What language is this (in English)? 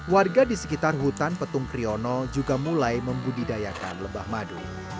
Indonesian